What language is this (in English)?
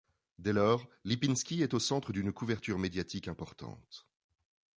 French